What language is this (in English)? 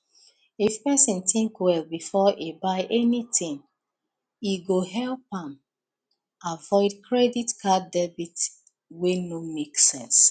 Nigerian Pidgin